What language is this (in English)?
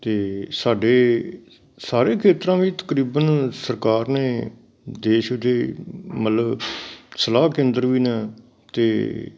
Punjabi